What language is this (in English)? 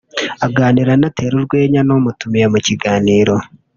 Kinyarwanda